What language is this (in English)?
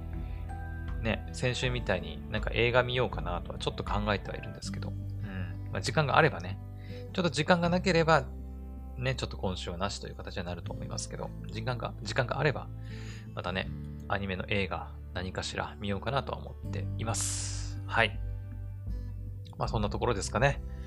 Japanese